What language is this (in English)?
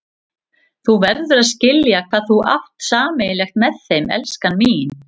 Icelandic